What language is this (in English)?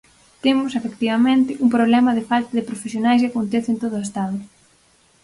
Galician